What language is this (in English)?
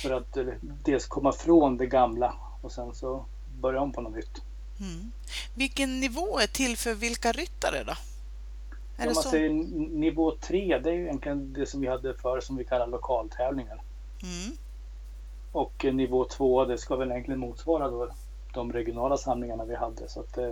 Swedish